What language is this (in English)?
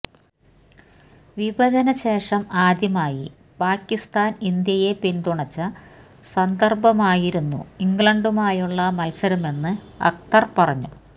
Malayalam